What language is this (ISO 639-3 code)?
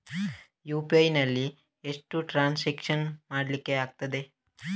kan